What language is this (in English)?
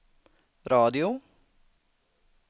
Swedish